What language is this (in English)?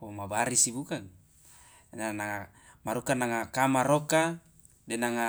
Loloda